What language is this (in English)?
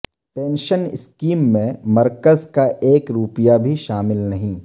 Urdu